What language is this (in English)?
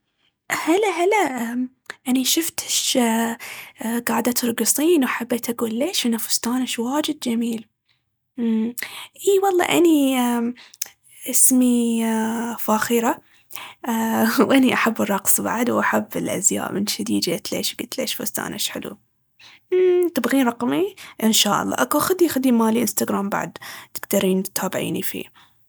Baharna Arabic